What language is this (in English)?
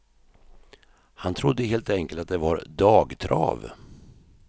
Swedish